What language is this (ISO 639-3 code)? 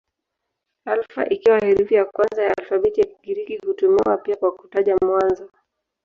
swa